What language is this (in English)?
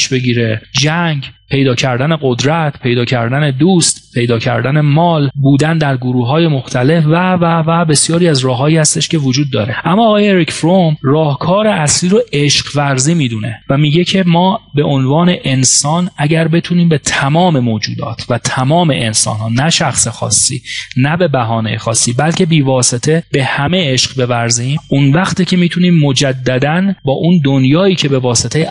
Persian